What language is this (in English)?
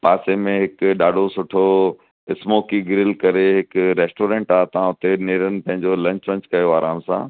Sindhi